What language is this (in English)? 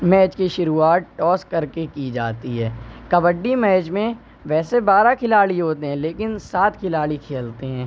Urdu